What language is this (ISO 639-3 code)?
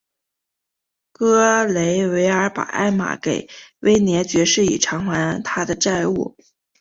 zho